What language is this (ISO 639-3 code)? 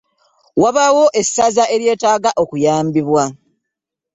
lug